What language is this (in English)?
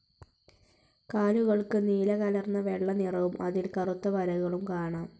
Malayalam